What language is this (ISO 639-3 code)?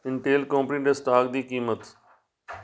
pan